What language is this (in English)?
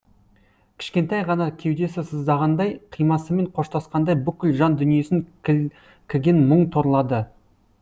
Kazakh